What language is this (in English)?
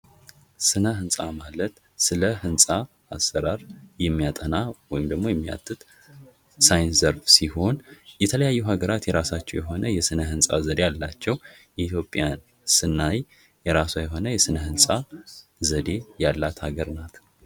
Amharic